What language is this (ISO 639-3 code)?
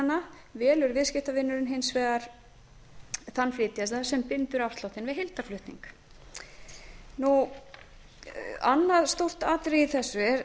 isl